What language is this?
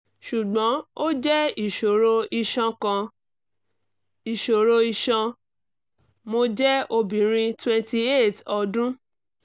Yoruba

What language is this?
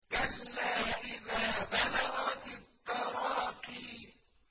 Arabic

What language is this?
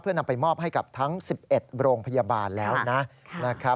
Thai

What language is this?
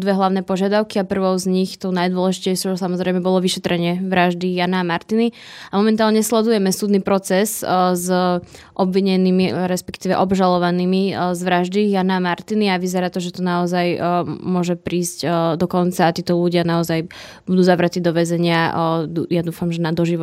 Slovak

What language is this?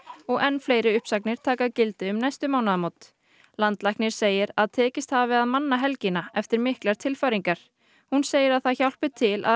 Icelandic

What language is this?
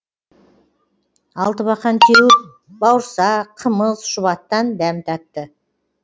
Kazakh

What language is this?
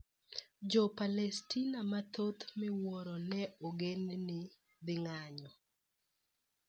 Luo (Kenya and Tanzania)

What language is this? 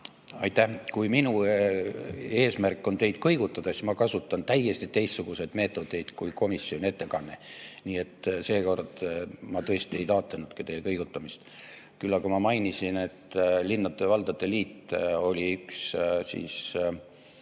Estonian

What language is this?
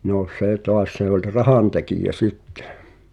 Finnish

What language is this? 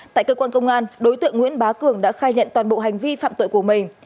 Vietnamese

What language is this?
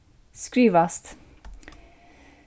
Faroese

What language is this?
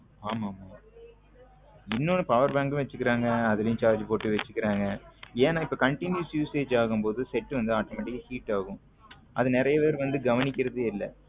Tamil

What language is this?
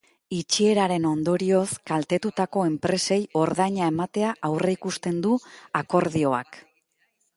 Basque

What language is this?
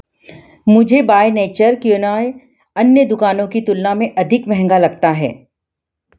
Hindi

